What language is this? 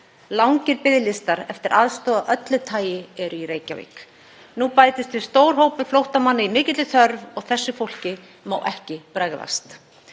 Icelandic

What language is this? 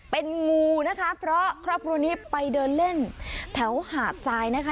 Thai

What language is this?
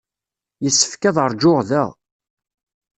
Kabyle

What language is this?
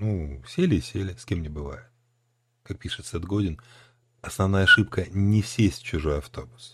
Russian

